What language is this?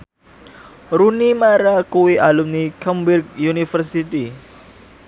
Javanese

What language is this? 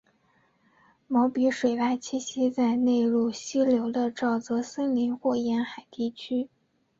Chinese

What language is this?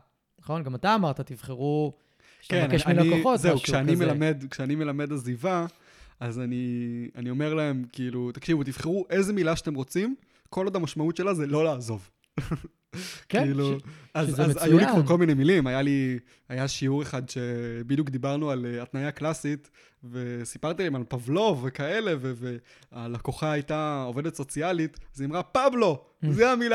Hebrew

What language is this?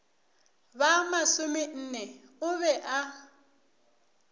Northern Sotho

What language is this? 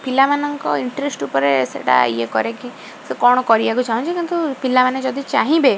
Odia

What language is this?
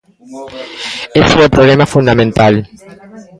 Galician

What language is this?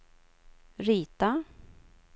Swedish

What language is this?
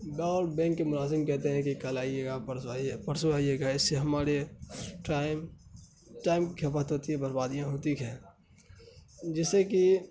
Urdu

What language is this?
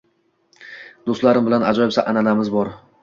Uzbek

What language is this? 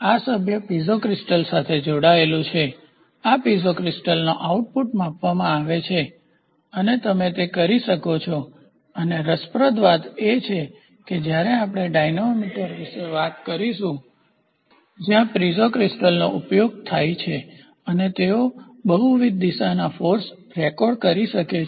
Gujarati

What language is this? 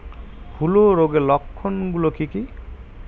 Bangla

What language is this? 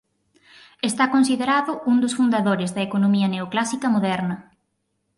Galician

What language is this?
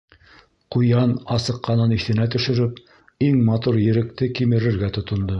Bashkir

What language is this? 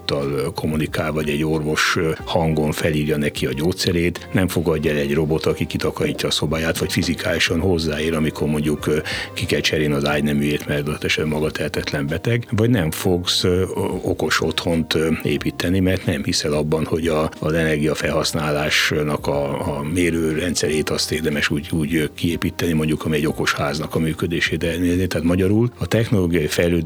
Hungarian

